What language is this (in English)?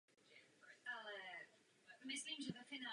Czech